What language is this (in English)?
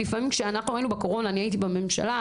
Hebrew